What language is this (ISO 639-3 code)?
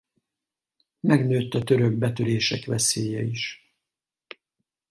hun